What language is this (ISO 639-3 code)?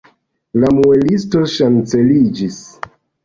epo